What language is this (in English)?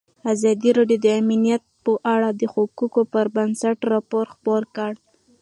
Pashto